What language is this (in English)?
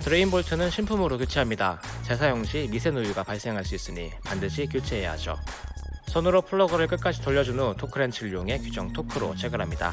Korean